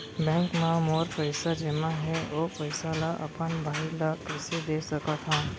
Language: Chhattisgarhi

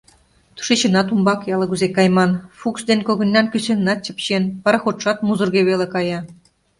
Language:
Mari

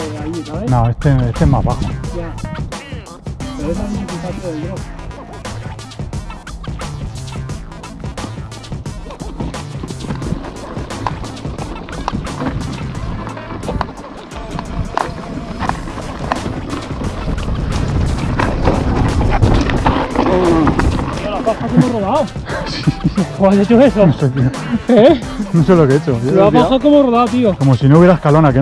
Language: Spanish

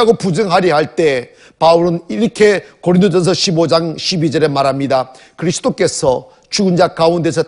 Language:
Korean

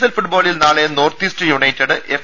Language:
Malayalam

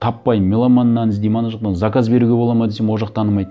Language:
Kazakh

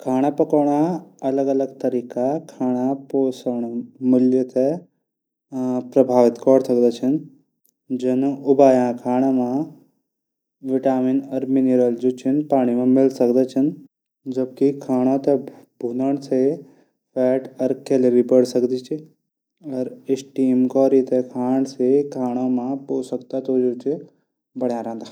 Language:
Garhwali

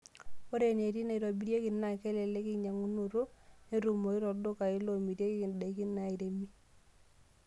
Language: Masai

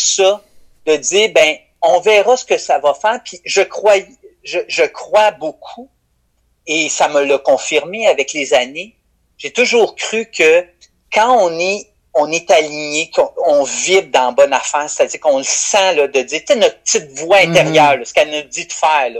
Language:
French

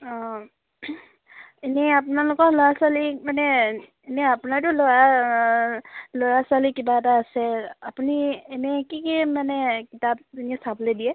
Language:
Assamese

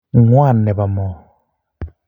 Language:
Kalenjin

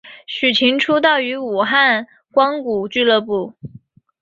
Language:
Chinese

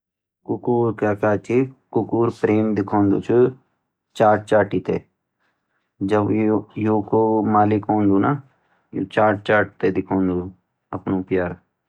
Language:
Garhwali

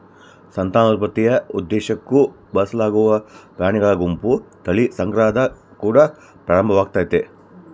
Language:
Kannada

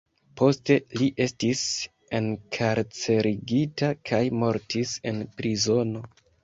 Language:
Esperanto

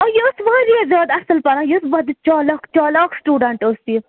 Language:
Kashmiri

